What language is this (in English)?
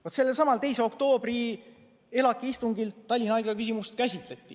Estonian